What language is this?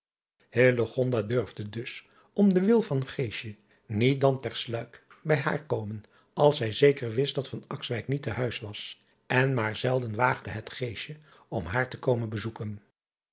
Dutch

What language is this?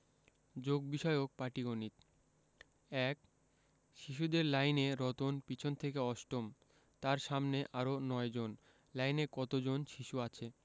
Bangla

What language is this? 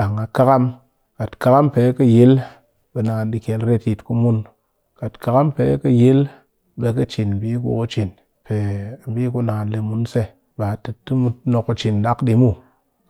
Cakfem-Mushere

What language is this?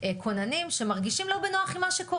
Hebrew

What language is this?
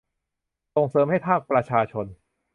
Thai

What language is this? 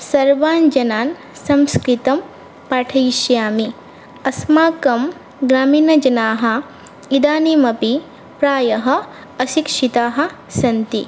Sanskrit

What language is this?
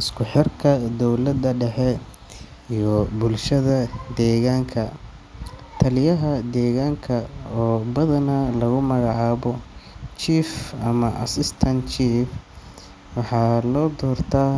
Somali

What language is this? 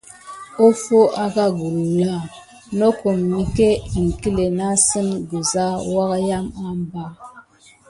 Gidar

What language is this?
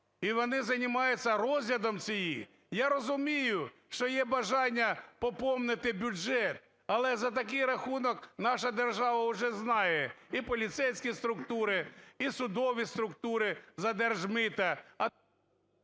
Ukrainian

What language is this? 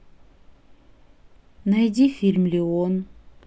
Russian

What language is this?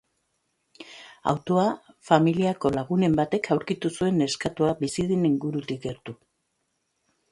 Basque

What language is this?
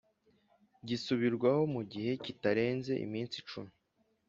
Kinyarwanda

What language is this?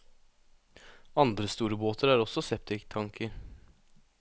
Norwegian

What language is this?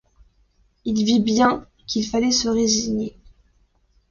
French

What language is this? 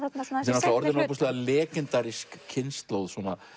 Icelandic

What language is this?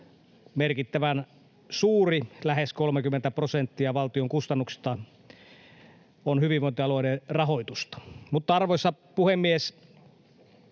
Finnish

